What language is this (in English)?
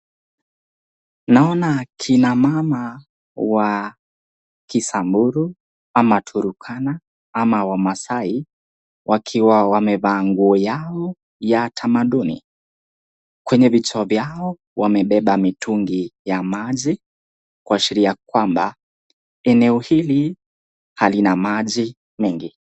Swahili